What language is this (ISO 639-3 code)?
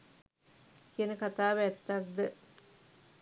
sin